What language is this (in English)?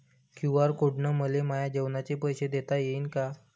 Marathi